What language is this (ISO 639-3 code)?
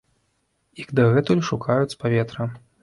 bel